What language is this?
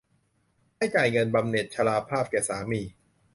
Thai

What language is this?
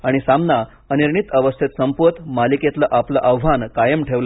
Marathi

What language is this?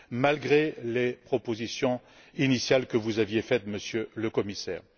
French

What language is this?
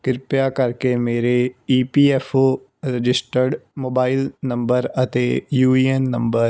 Punjabi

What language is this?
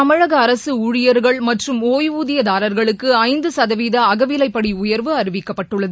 Tamil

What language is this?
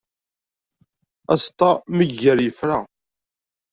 Kabyle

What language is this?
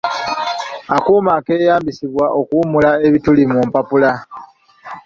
Ganda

